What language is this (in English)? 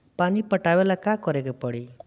Bhojpuri